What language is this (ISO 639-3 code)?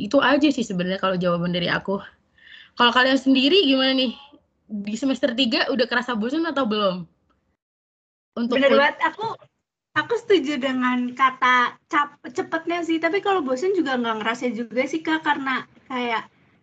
ind